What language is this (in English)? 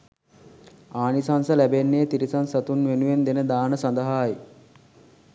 Sinhala